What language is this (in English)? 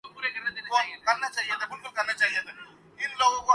Urdu